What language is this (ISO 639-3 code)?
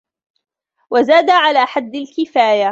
ara